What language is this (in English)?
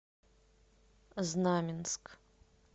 Russian